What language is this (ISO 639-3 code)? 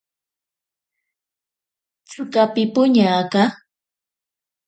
prq